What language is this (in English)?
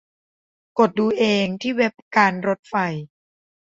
Thai